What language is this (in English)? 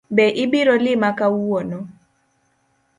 Luo (Kenya and Tanzania)